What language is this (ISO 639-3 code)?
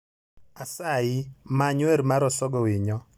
luo